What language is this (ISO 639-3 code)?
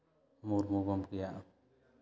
sat